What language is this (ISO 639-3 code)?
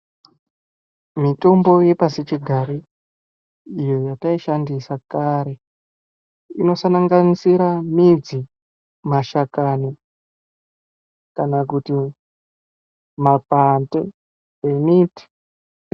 ndc